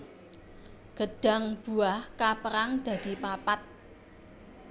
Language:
Javanese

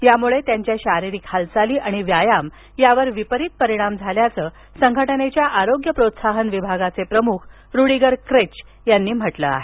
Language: Marathi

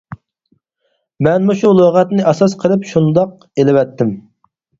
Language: Uyghur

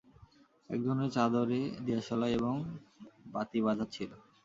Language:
Bangla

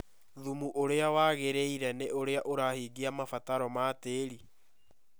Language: Kikuyu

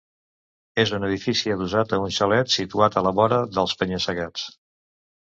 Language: Catalan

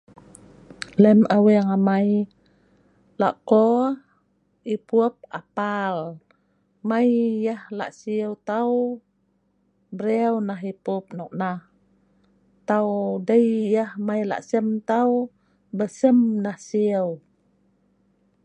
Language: Sa'ban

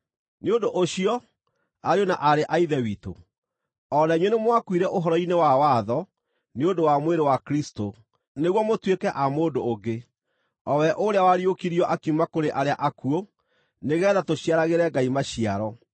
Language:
Kikuyu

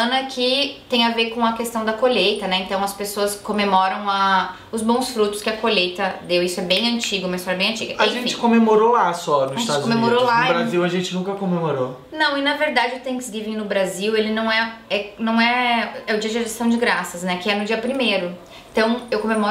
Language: Portuguese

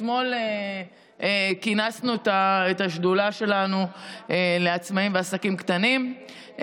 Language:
Hebrew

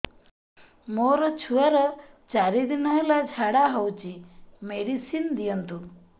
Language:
Odia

